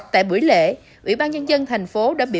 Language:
Vietnamese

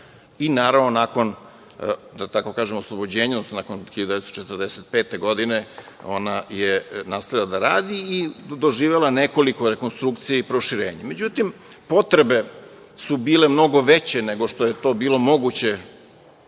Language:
Serbian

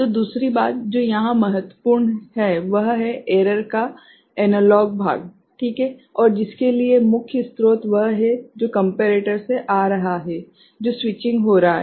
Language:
Hindi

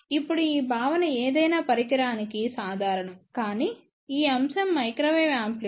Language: Telugu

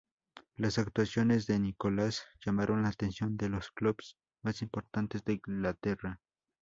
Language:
Spanish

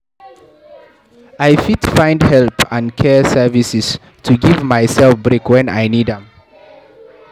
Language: Nigerian Pidgin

